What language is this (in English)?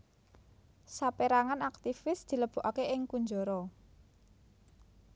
Javanese